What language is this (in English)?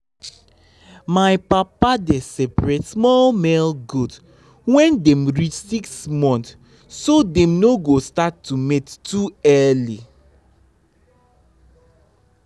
Nigerian Pidgin